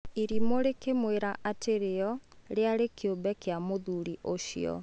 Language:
Kikuyu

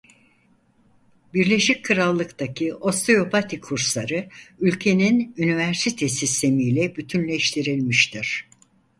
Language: Turkish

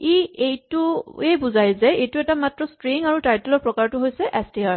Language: Assamese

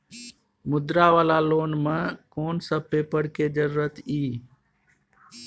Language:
Maithili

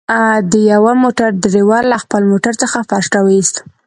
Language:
Pashto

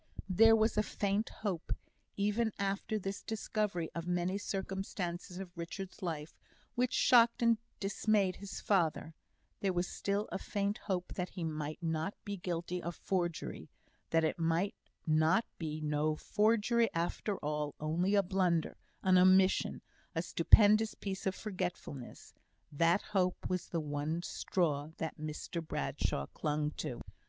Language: English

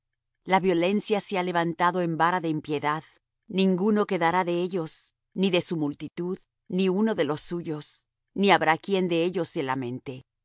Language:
Spanish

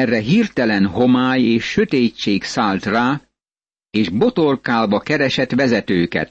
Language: Hungarian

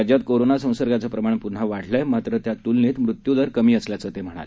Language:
Marathi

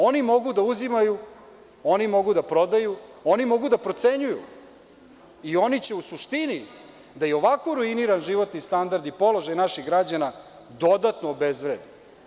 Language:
Serbian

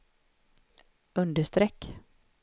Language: Swedish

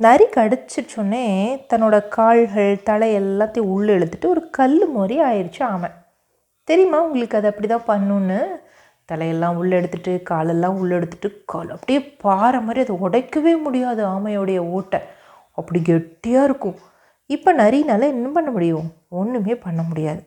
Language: Tamil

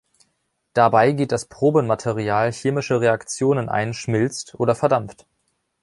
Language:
German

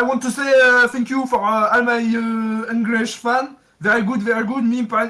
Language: French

